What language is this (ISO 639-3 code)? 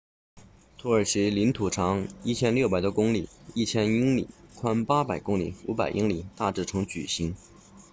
zho